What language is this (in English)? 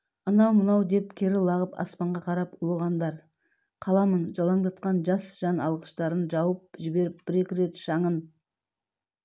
Kazakh